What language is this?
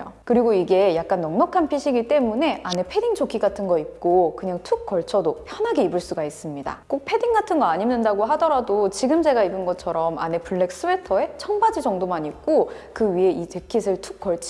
Korean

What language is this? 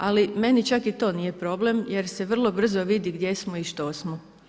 Croatian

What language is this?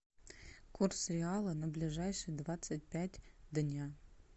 Russian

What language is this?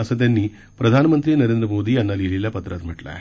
Marathi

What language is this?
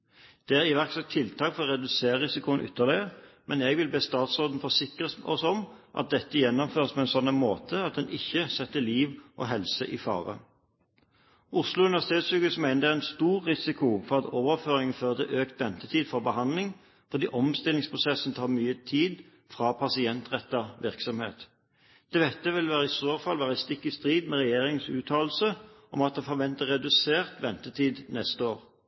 Norwegian Bokmål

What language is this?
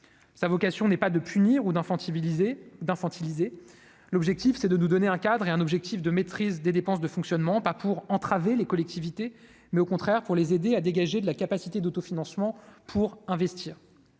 French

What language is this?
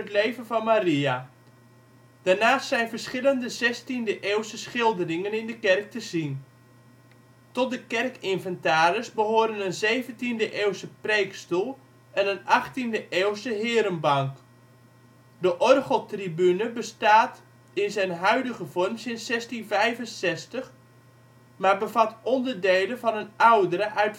Dutch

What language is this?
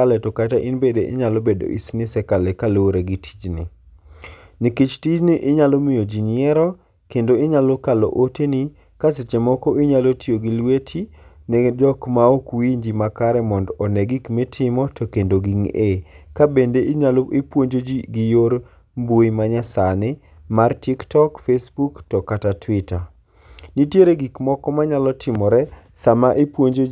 Luo (Kenya and Tanzania)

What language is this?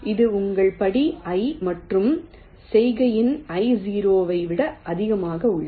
Tamil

